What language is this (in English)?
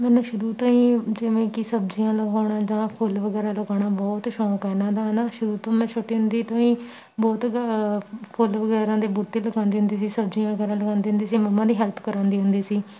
Punjabi